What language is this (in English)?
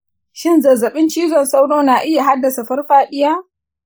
Hausa